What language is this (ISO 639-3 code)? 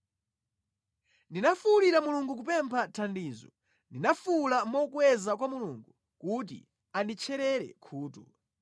nya